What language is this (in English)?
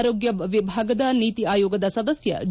Kannada